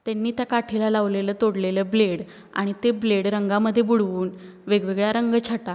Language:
Marathi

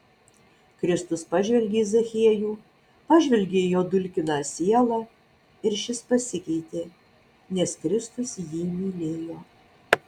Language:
Lithuanian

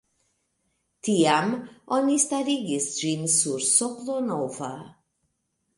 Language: Esperanto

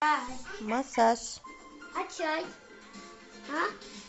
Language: Russian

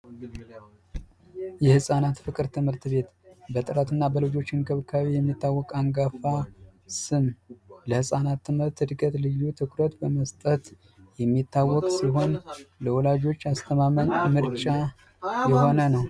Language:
Amharic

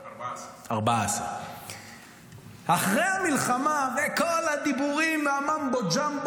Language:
Hebrew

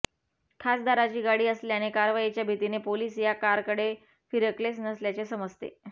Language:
Marathi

